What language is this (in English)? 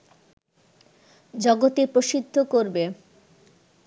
Bangla